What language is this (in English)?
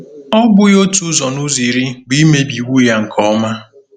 Igbo